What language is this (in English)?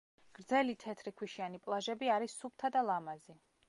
Georgian